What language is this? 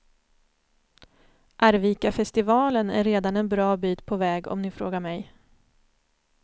Swedish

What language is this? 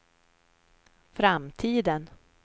Swedish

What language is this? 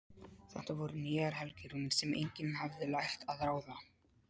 Icelandic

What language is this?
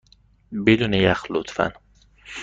Persian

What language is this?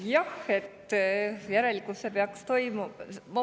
Estonian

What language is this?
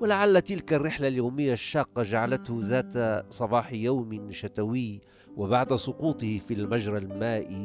Arabic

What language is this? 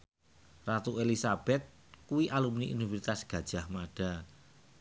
Javanese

